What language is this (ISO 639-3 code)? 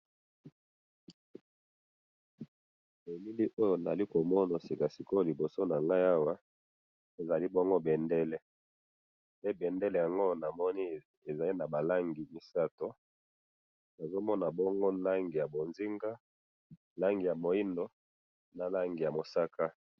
lin